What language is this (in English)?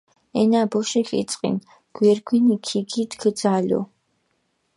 Mingrelian